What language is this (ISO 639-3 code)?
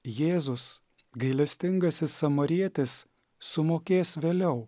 lit